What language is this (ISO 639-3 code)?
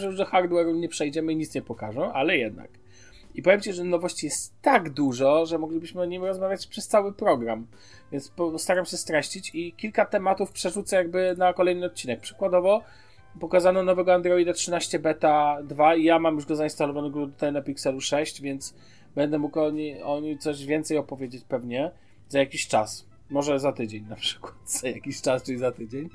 pol